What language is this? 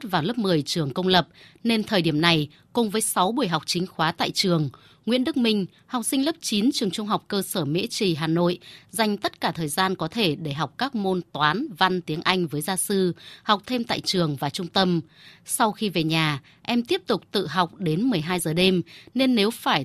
Vietnamese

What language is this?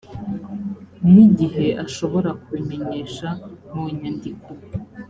Kinyarwanda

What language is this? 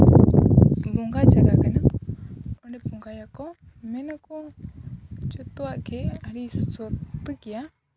Santali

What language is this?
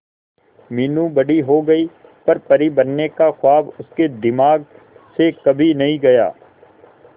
Hindi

